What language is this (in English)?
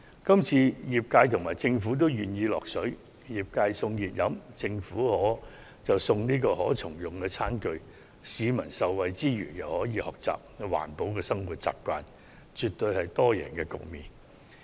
Cantonese